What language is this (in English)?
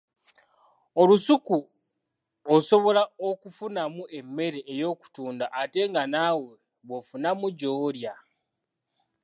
Ganda